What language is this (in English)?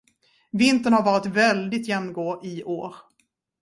Swedish